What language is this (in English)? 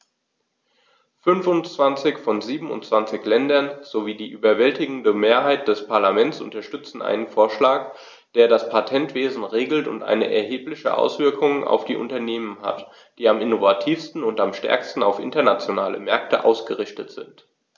German